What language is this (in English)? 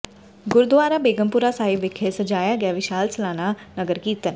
Punjabi